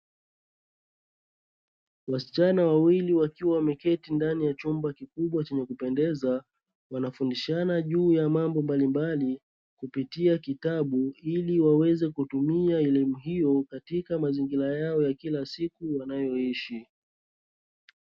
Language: Swahili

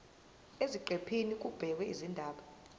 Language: Zulu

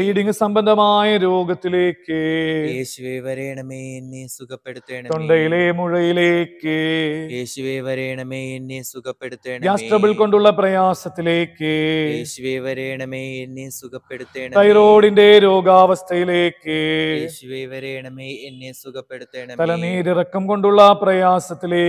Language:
Malayalam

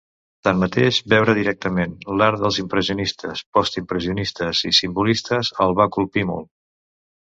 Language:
Catalan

